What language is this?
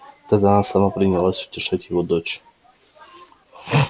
Russian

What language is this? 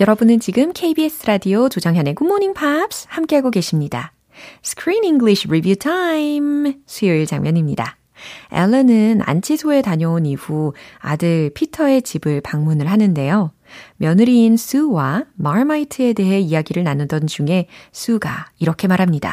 Korean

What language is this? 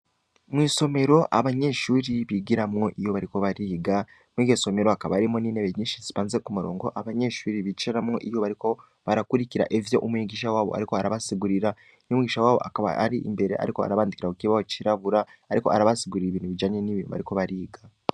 Rundi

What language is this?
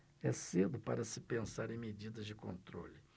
Portuguese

